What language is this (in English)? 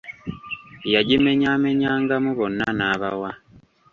Ganda